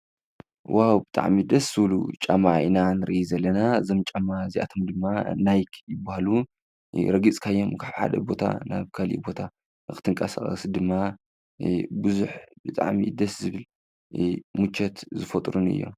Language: Tigrinya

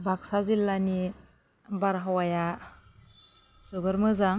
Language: Bodo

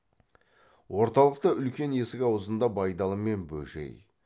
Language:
Kazakh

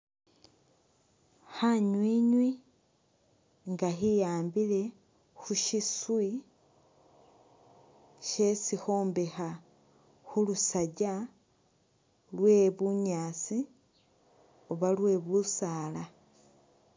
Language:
Masaaba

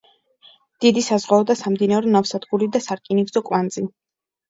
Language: Georgian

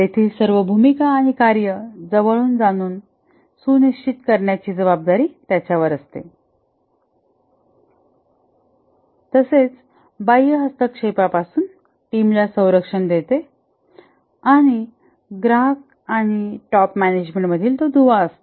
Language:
Marathi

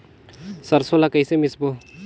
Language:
Chhattisgarhi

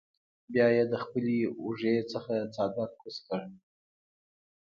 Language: Pashto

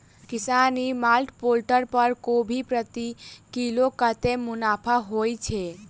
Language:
Maithili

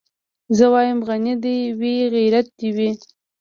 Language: Pashto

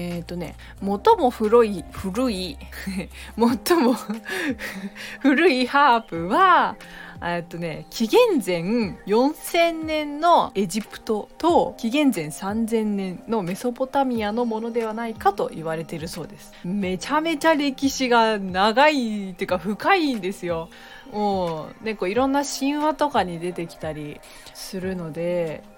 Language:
Japanese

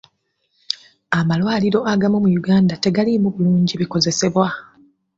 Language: Ganda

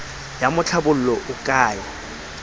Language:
Southern Sotho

